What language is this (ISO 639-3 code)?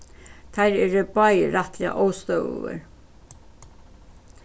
fao